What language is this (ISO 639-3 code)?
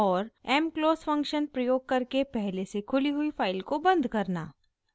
hin